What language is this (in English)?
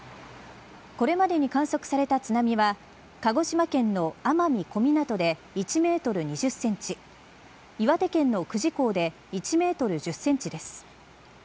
Japanese